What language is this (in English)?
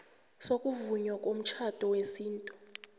South Ndebele